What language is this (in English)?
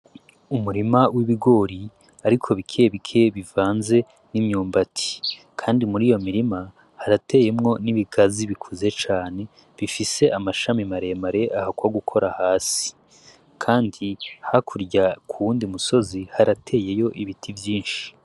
Rundi